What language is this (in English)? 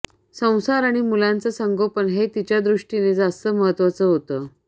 Marathi